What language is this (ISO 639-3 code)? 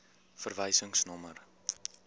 afr